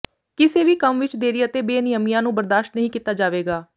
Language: Punjabi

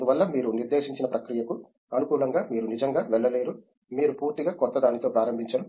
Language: Telugu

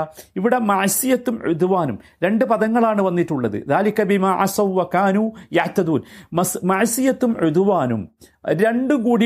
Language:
Malayalam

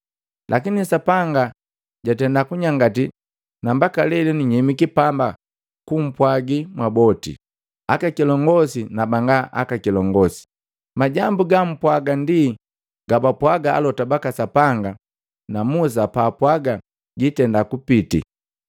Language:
Matengo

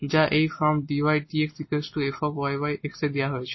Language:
Bangla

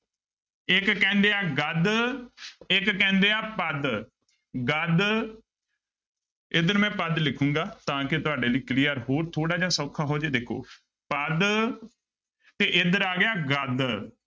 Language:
Punjabi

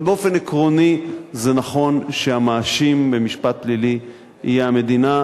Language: Hebrew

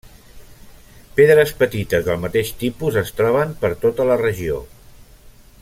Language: Catalan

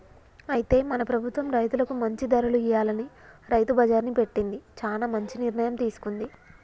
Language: Telugu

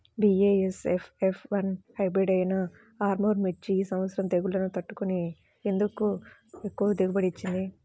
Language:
Telugu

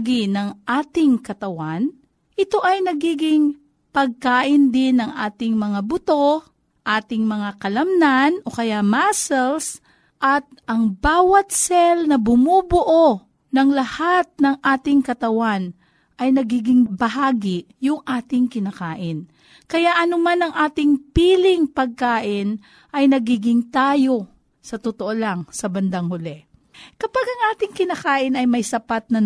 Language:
Filipino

